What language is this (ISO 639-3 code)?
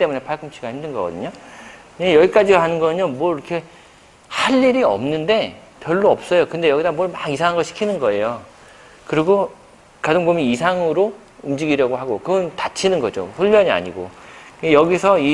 kor